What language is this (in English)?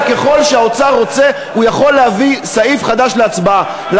Hebrew